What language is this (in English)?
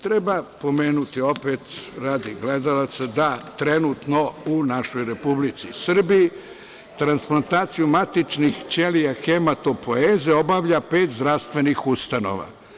Serbian